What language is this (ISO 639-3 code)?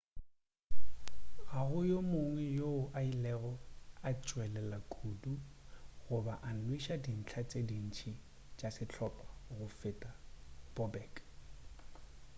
nso